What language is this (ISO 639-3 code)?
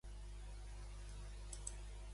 cat